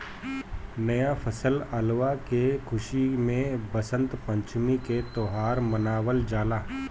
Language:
Bhojpuri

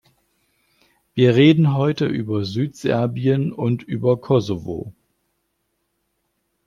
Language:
German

